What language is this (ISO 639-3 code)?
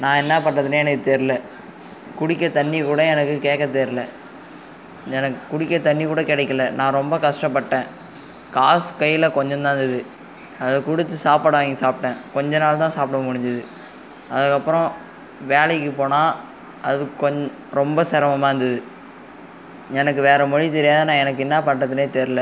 tam